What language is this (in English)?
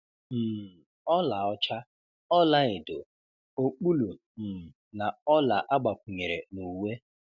Igbo